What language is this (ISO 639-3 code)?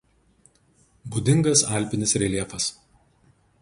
lit